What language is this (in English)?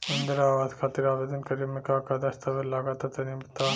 Bhojpuri